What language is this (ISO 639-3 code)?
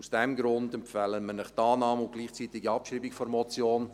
gsw